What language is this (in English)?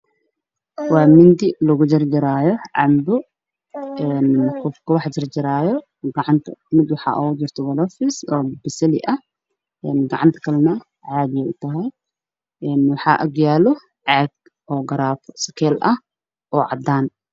Somali